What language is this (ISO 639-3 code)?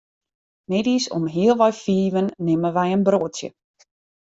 fry